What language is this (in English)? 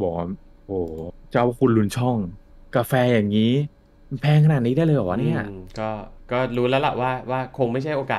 Thai